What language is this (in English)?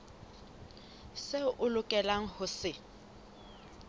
Southern Sotho